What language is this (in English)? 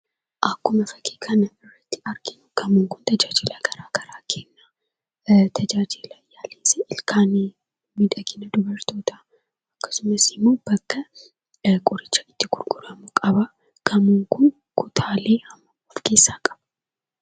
Oromo